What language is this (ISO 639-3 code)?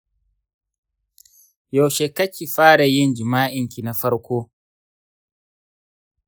hau